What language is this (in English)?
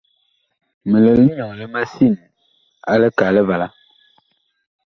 Bakoko